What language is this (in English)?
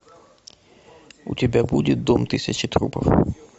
Russian